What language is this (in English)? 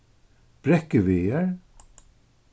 Faroese